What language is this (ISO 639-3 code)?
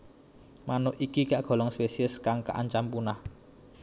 jav